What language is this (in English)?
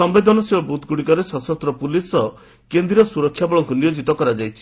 Odia